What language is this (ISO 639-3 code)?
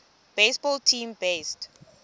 xho